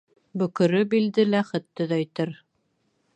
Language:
Bashkir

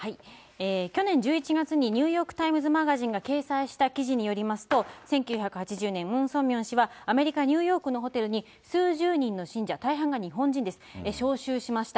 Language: Japanese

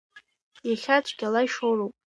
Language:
Abkhazian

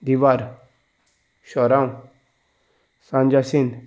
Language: Konkani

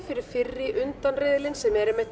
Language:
Icelandic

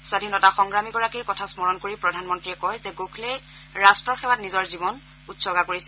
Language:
Assamese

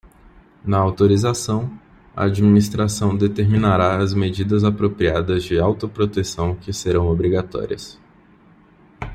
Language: Portuguese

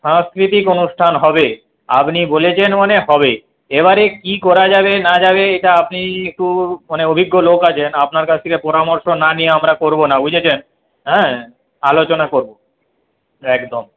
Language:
Bangla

